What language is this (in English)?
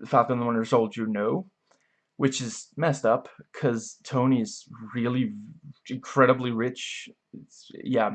English